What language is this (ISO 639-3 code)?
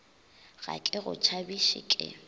nso